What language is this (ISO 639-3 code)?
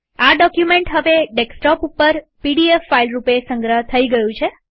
guj